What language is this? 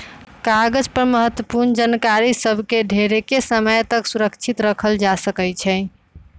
Magahi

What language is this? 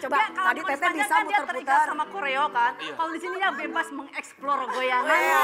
Indonesian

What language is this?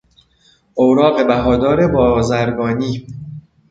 Persian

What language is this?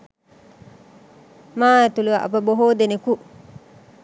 Sinhala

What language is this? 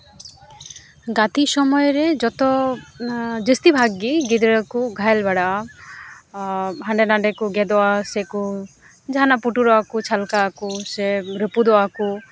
Santali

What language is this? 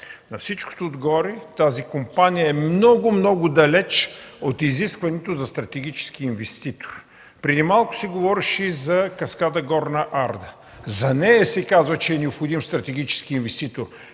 Bulgarian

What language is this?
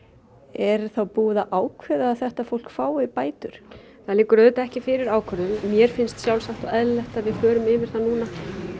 Icelandic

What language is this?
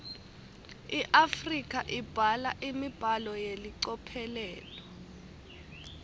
Swati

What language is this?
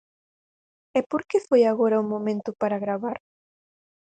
Galician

